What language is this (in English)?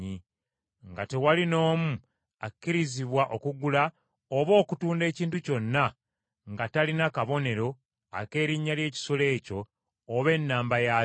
Ganda